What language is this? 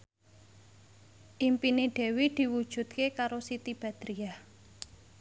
Javanese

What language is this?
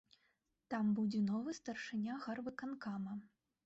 Belarusian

